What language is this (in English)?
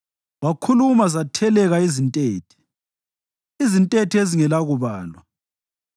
North Ndebele